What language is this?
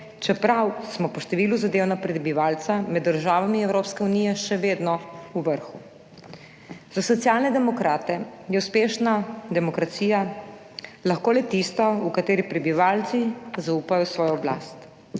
Slovenian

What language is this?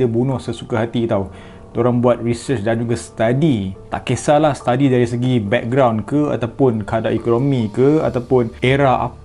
Malay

